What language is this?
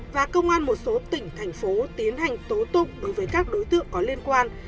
Vietnamese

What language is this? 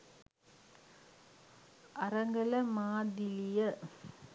Sinhala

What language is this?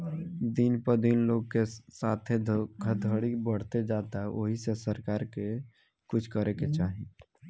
Bhojpuri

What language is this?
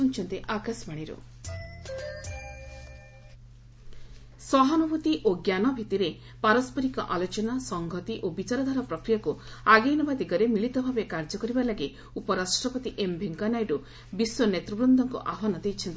Odia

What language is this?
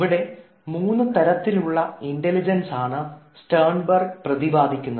Malayalam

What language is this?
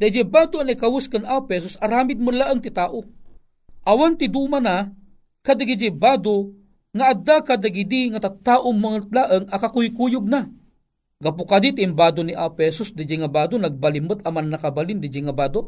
Filipino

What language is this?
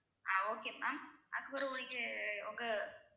Tamil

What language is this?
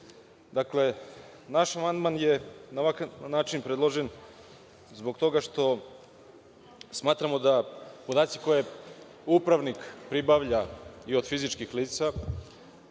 Serbian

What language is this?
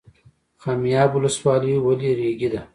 Pashto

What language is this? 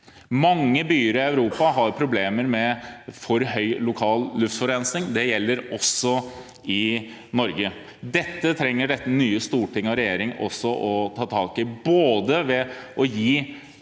Norwegian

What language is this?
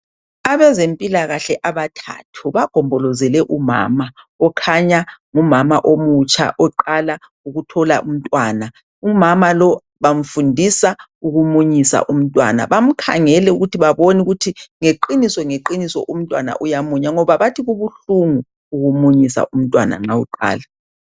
North Ndebele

